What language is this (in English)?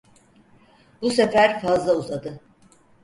Turkish